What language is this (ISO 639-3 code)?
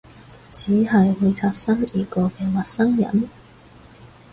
yue